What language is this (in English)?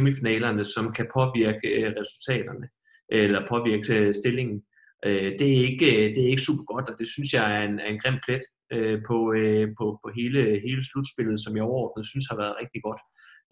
Danish